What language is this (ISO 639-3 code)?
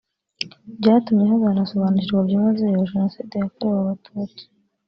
kin